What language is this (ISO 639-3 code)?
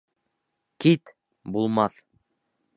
bak